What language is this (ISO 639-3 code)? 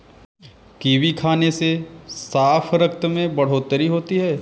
hin